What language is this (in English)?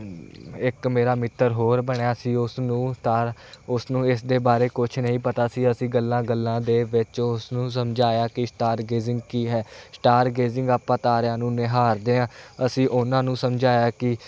Punjabi